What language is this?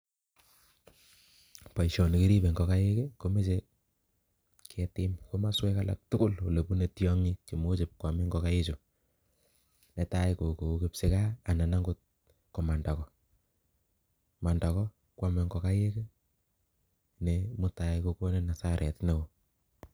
Kalenjin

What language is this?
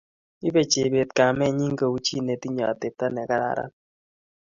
Kalenjin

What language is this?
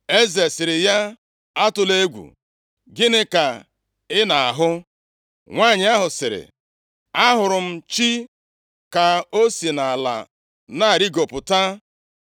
Igbo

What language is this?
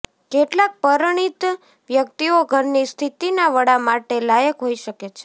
Gujarati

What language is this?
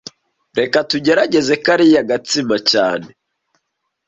Kinyarwanda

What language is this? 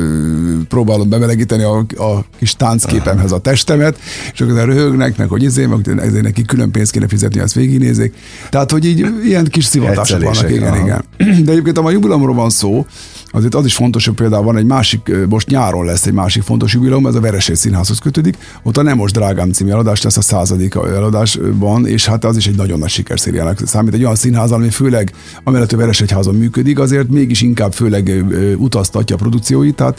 Hungarian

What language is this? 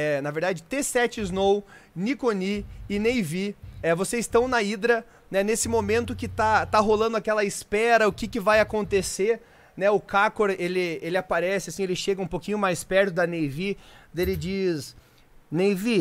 Portuguese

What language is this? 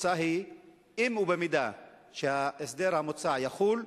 Hebrew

